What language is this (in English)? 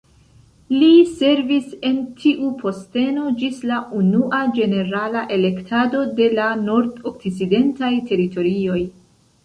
Esperanto